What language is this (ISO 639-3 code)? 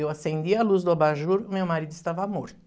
por